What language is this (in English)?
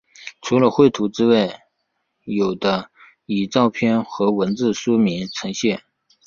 Chinese